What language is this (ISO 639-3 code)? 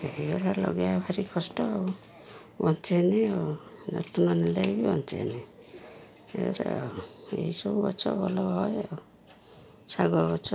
ori